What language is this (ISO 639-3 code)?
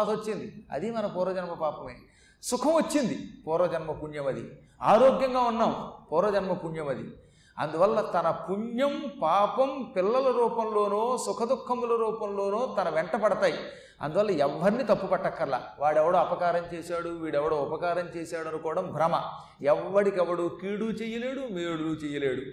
tel